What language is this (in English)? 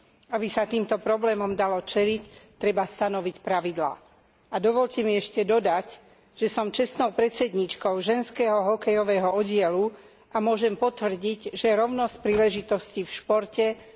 Slovak